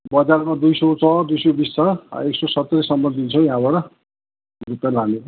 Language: Nepali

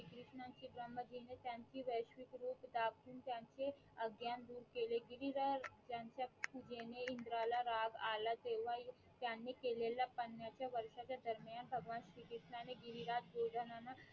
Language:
Marathi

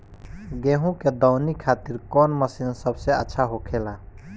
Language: Bhojpuri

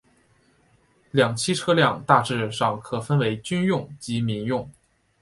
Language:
Chinese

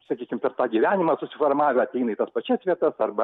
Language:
Lithuanian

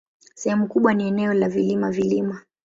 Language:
Swahili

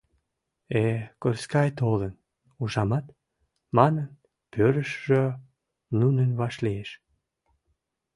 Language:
Mari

